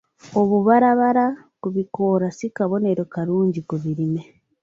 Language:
Ganda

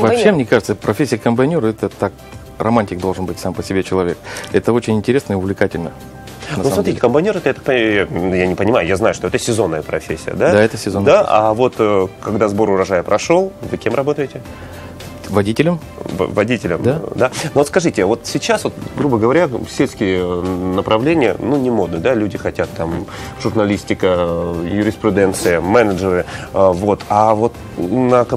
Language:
Russian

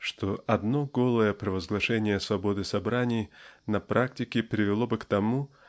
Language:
Russian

